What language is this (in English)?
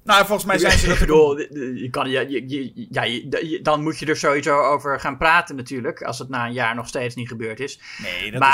Dutch